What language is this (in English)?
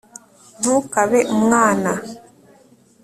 Kinyarwanda